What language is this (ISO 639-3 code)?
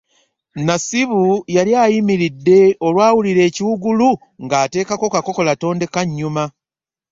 lug